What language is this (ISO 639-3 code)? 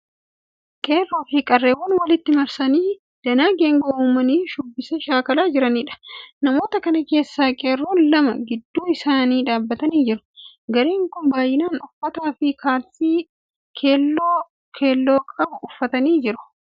orm